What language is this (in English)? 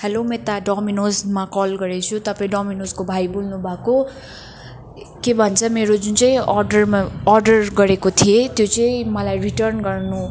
Nepali